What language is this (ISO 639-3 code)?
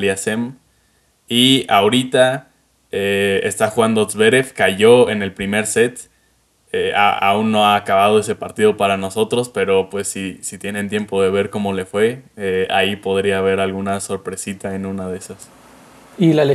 spa